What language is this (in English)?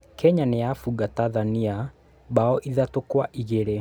Kikuyu